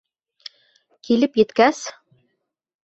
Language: Bashkir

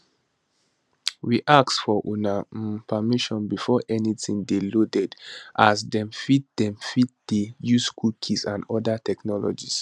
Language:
Nigerian Pidgin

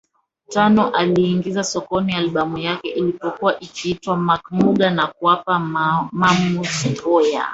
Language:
Swahili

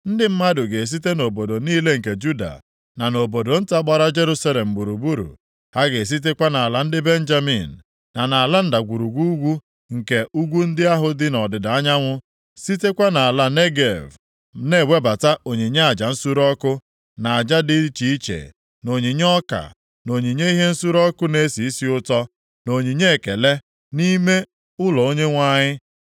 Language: Igbo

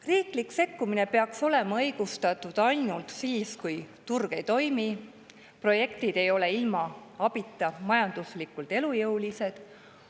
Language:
Estonian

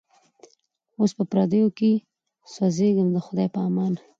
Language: Pashto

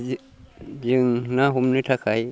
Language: Bodo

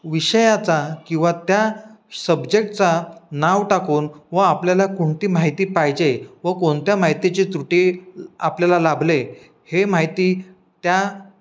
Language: Marathi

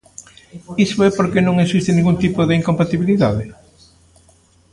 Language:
Galician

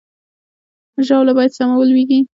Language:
Pashto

